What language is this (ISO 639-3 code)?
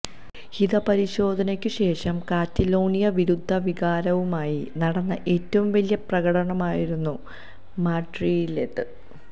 mal